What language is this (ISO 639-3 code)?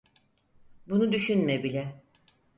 tur